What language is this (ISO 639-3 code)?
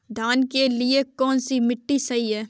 hin